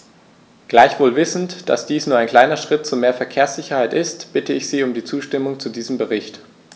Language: German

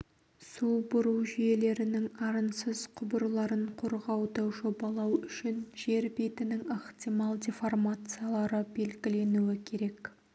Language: Kazakh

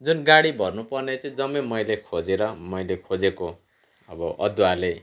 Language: Nepali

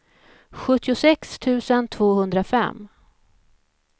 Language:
Swedish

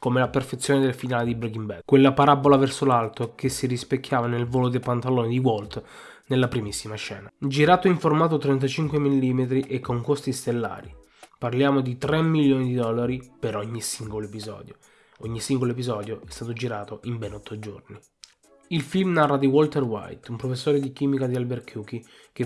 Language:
Italian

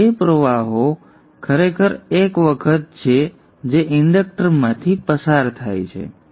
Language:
Gujarati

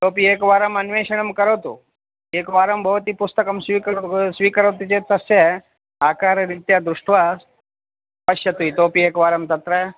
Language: Sanskrit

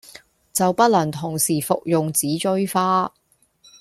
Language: Cantonese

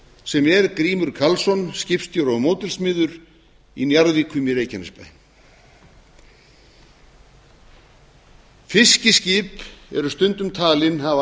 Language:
Icelandic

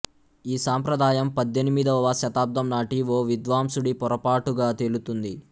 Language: Telugu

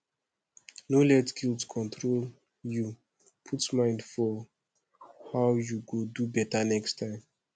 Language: Nigerian Pidgin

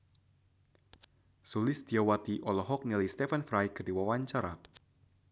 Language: Sundanese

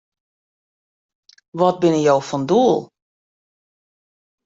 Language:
Western Frisian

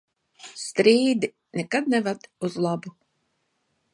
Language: Latvian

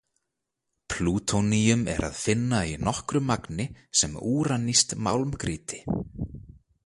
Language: Icelandic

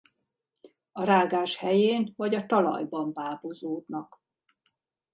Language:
Hungarian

